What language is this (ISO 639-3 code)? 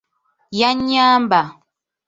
lug